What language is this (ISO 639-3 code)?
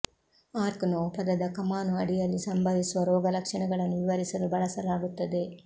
kan